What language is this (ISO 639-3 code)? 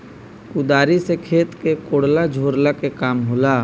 bho